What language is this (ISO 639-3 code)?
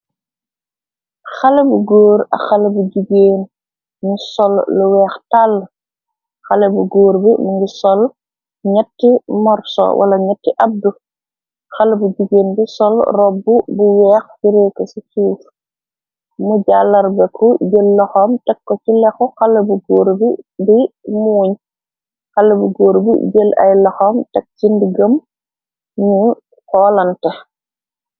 wol